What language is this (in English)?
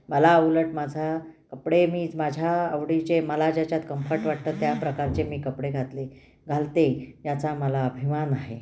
Marathi